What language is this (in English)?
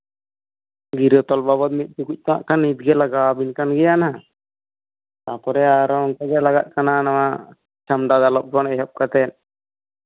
Santali